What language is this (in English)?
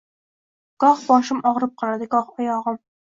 Uzbek